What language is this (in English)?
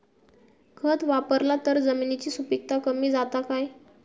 Marathi